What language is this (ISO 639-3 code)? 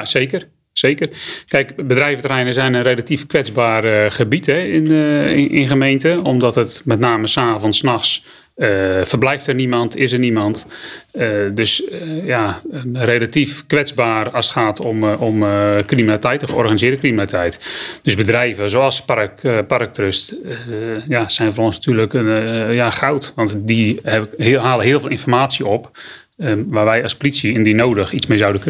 nld